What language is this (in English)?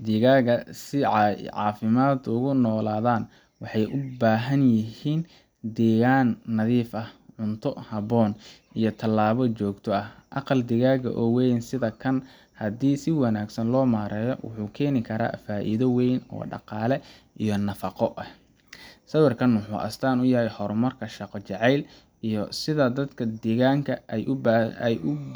Somali